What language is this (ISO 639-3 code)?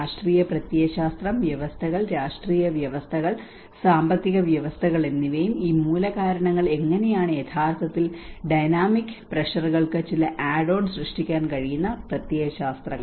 mal